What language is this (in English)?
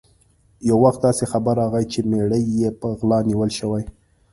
Pashto